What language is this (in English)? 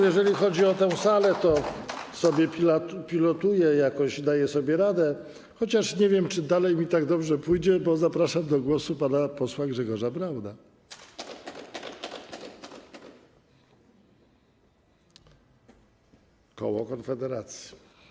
Polish